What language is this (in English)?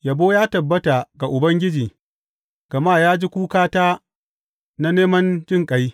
Hausa